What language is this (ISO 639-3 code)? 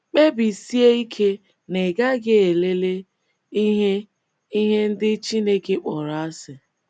ibo